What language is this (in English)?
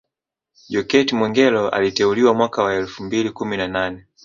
Swahili